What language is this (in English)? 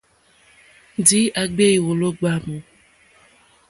Mokpwe